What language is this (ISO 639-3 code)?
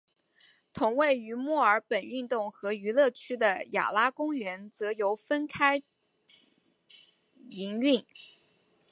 zho